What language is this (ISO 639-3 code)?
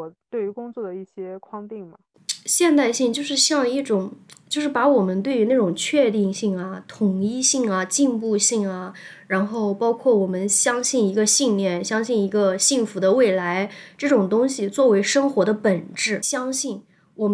zho